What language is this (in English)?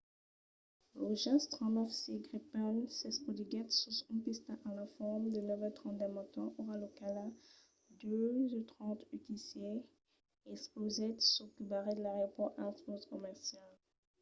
Occitan